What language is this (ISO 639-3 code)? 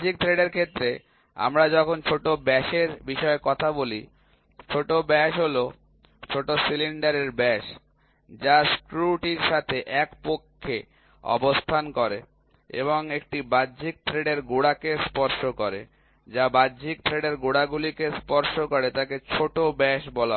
ben